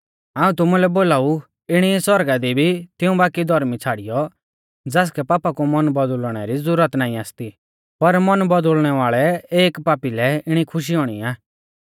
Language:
Mahasu Pahari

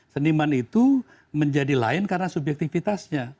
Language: Indonesian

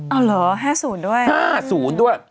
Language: Thai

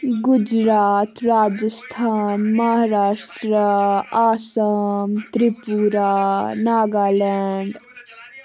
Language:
Kashmiri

